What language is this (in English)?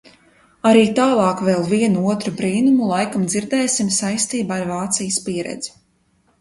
Latvian